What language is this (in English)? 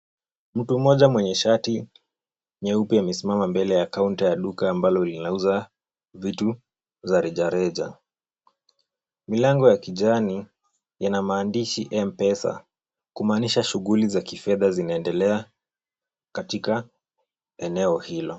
Swahili